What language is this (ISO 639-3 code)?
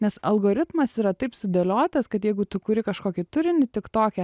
lit